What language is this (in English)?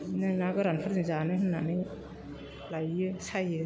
Bodo